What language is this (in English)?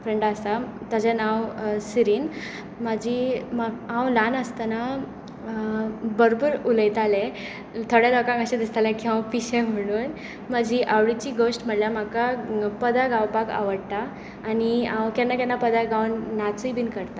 Konkani